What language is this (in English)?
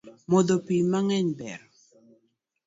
Luo (Kenya and Tanzania)